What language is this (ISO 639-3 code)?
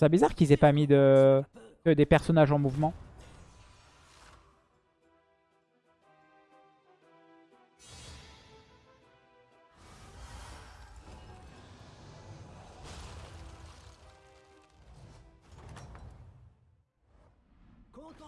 fra